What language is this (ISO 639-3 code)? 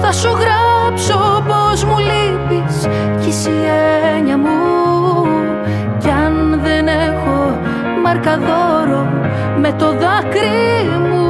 ell